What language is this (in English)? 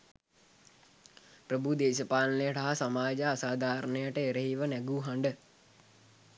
Sinhala